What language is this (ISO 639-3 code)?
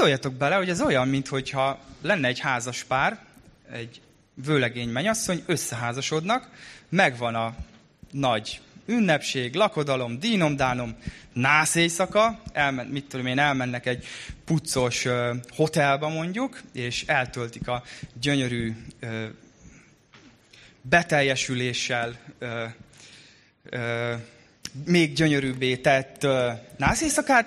hun